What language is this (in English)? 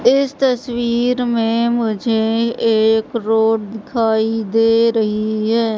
Hindi